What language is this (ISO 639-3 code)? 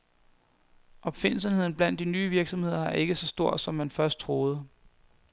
dan